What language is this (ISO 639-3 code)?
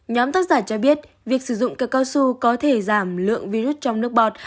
vie